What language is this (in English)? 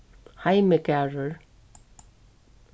Faroese